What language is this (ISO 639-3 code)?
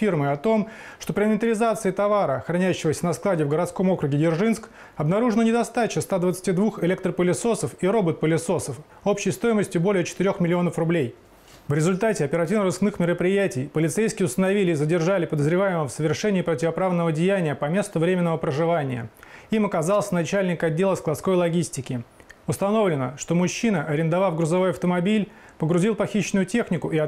rus